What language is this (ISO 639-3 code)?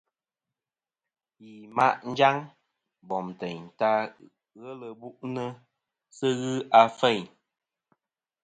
bkm